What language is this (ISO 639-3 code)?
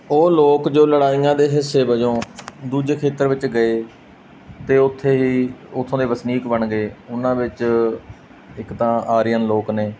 pan